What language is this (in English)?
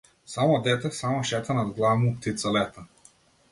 Macedonian